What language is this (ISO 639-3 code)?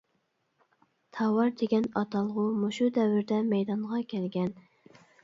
uig